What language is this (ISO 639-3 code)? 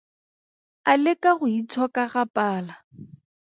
tsn